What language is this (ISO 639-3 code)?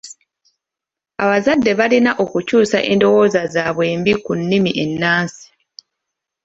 lug